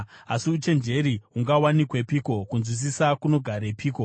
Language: Shona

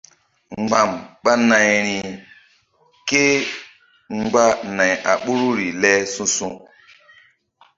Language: Mbum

